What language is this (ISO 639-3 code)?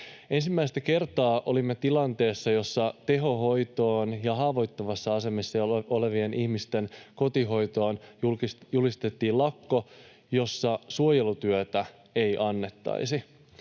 fin